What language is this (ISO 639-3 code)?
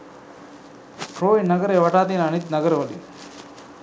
sin